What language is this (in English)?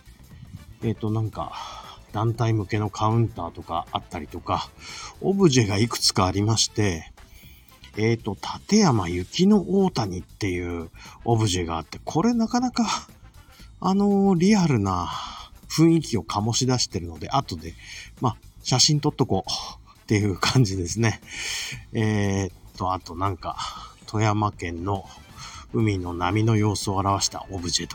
Japanese